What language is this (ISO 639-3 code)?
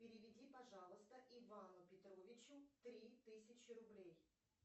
rus